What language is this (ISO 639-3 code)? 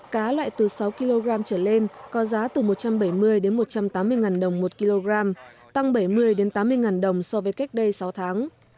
vie